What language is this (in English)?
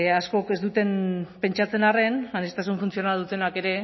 Basque